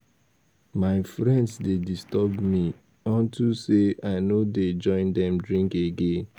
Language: Nigerian Pidgin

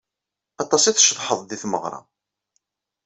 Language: Kabyle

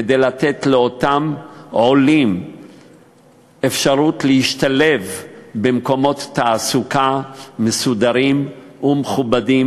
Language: Hebrew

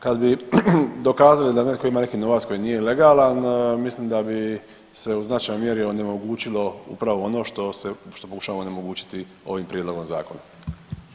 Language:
Croatian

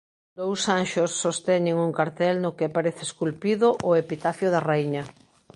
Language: Galician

